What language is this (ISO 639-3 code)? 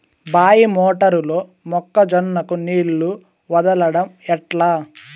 tel